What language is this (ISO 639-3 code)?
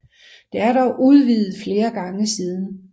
dan